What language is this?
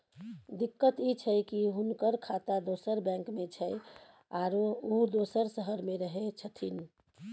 Maithili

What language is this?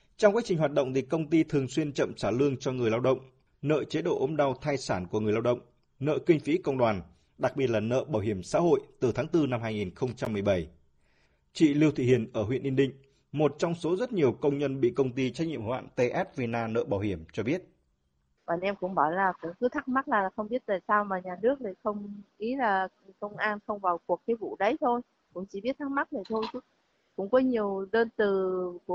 Vietnamese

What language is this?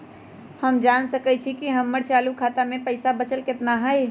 Magahi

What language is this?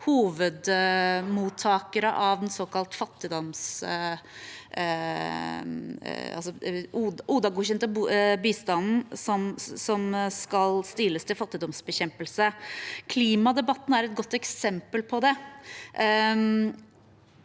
Norwegian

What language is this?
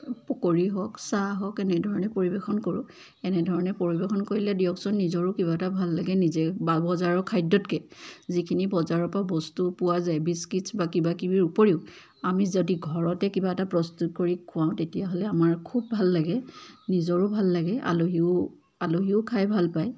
Assamese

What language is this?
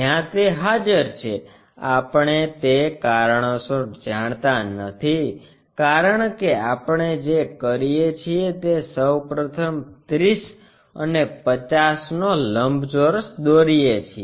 Gujarati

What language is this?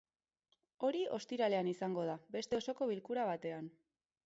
Basque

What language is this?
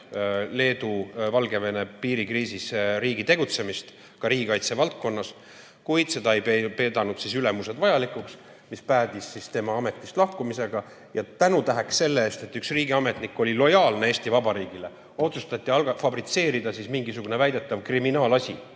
Estonian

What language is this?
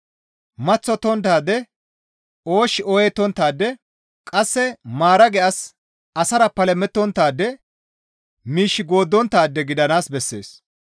Gamo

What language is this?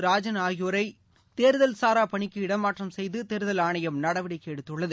Tamil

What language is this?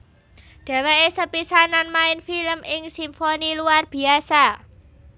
Javanese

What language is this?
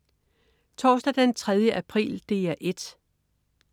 Danish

